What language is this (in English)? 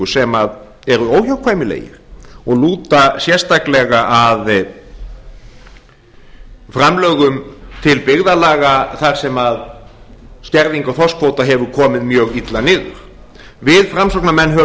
Icelandic